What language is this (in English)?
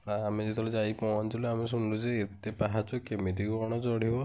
Odia